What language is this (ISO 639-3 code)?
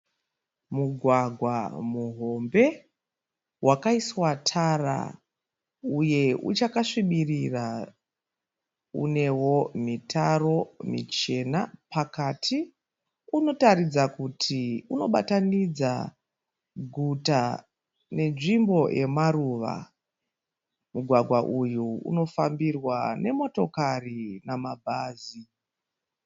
sna